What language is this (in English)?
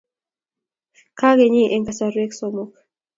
Kalenjin